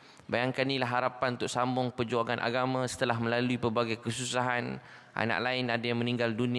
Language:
Malay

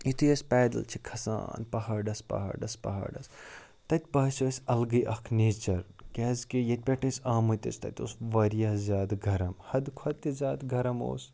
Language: Kashmiri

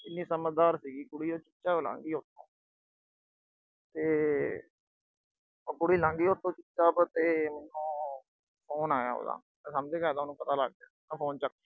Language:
Punjabi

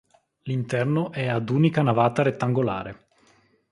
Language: Italian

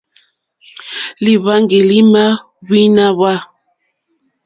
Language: Mokpwe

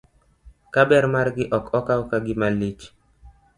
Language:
Luo (Kenya and Tanzania)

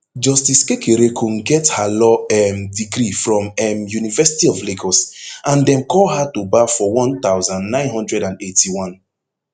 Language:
Nigerian Pidgin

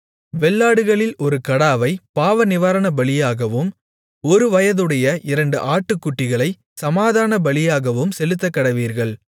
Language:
Tamil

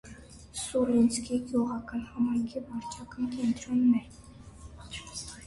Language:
Armenian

